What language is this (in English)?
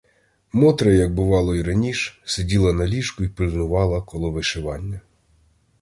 Ukrainian